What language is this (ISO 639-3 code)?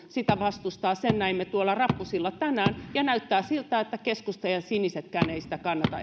fin